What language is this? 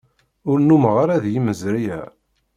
Kabyle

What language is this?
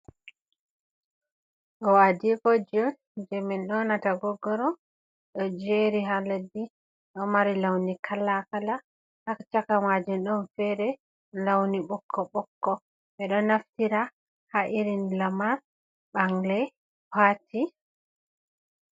Fula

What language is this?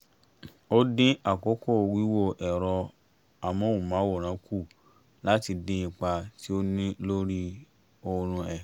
Yoruba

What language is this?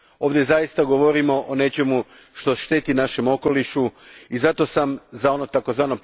Croatian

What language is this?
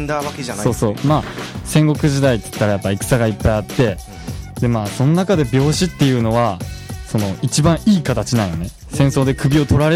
Japanese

